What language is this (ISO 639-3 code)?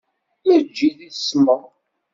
kab